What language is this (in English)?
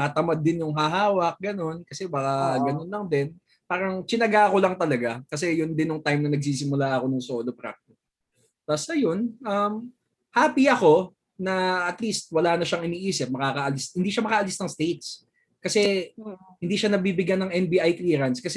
Filipino